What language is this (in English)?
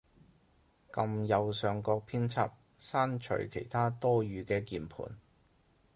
Cantonese